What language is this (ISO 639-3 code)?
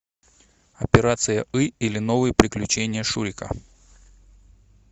rus